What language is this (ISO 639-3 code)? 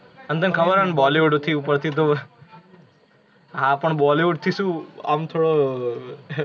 guj